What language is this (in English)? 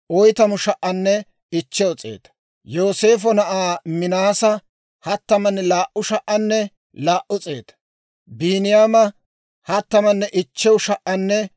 Dawro